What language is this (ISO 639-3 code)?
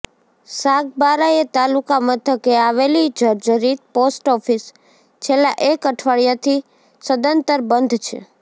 guj